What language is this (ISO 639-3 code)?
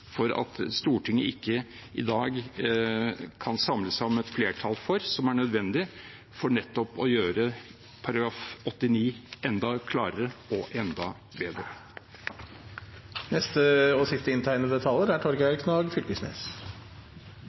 nor